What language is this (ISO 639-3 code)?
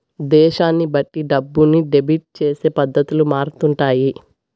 tel